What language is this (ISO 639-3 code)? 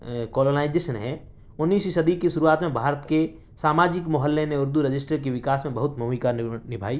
urd